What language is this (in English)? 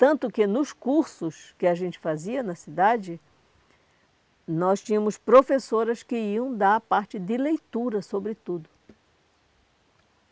Portuguese